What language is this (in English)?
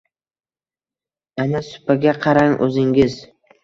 Uzbek